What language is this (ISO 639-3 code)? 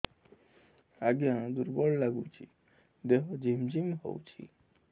ori